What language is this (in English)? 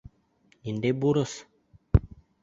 Bashkir